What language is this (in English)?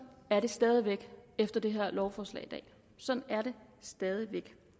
Danish